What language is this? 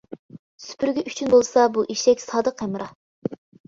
Uyghur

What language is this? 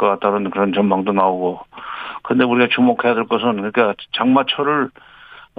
Korean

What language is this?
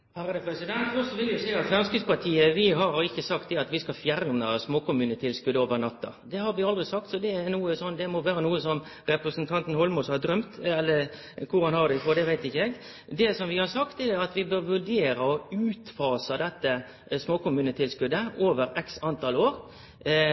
Norwegian Nynorsk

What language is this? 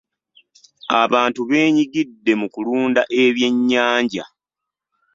Ganda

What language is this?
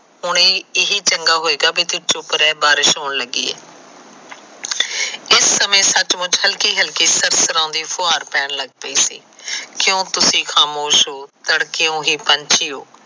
Punjabi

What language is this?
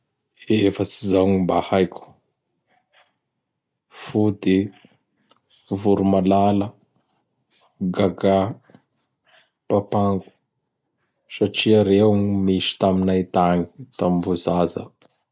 Bara Malagasy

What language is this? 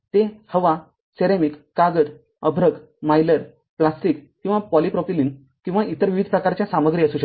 Marathi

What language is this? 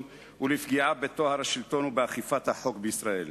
Hebrew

